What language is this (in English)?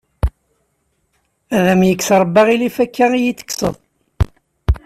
Kabyle